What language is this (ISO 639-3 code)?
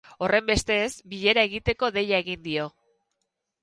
eus